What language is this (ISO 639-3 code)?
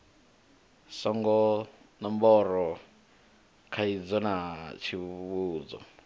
ven